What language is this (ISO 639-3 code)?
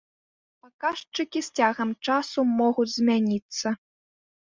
bel